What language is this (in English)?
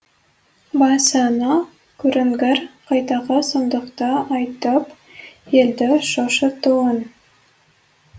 Kazakh